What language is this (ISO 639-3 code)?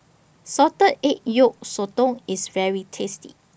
eng